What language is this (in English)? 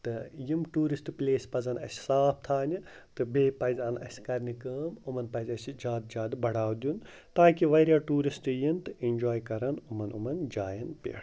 Kashmiri